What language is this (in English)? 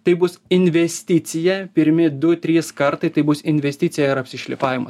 Lithuanian